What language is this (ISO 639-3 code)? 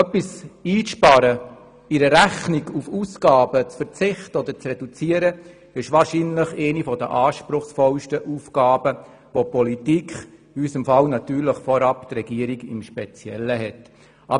gsw